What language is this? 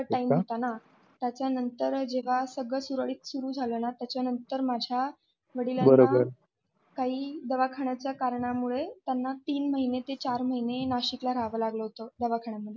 Marathi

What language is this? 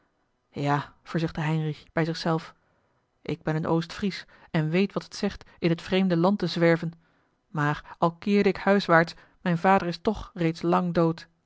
Dutch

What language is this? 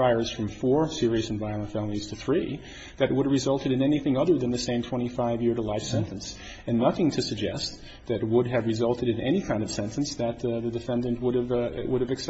English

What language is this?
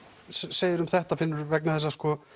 Icelandic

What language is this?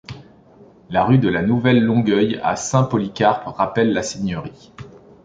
French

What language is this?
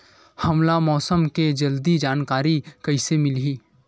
Chhattisgarhi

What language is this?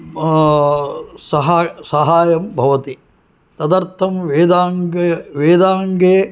Sanskrit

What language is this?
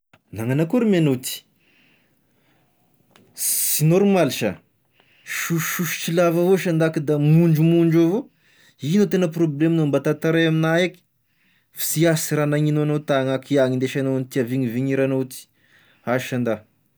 Tesaka Malagasy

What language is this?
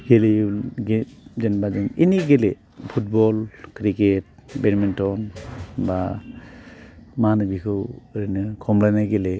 Bodo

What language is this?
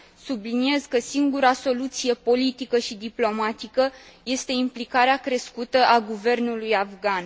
Romanian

